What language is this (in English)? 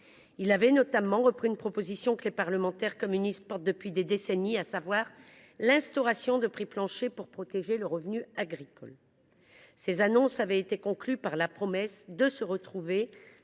French